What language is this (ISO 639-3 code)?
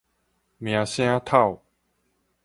nan